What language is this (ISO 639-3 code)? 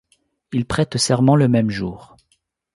fra